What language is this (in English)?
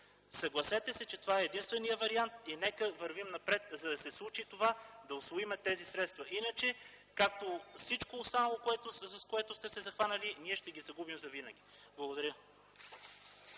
Bulgarian